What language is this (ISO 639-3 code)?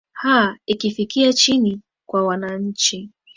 swa